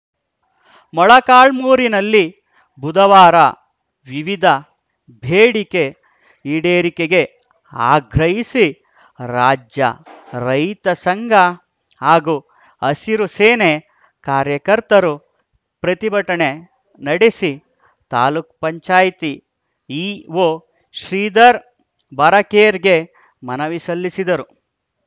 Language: Kannada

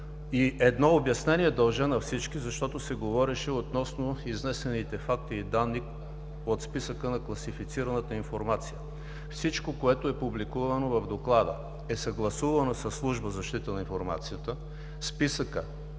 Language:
Bulgarian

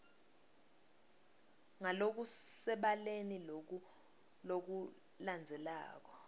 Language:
Swati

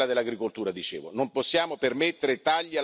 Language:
Italian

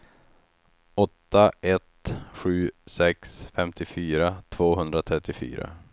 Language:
Swedish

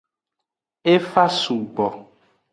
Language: Aja (Benin)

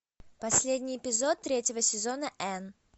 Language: Russian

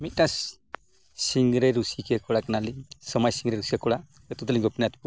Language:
Santali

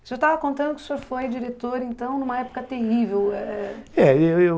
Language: Portuguese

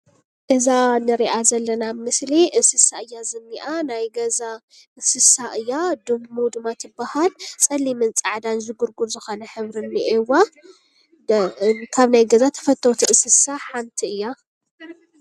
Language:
Tigrinya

